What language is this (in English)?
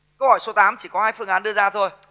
Vietnamese